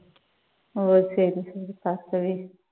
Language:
Tamil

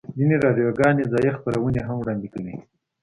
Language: Pashto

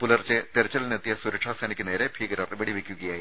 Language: Malayalam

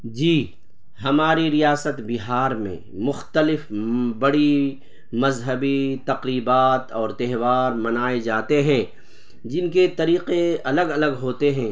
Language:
Urdu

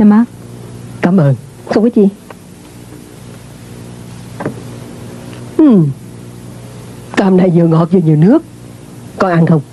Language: Vietnamese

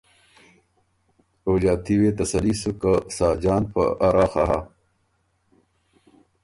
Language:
Ormuri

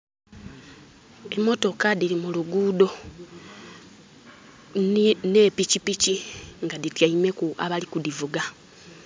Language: Soga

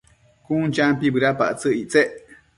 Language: Matsés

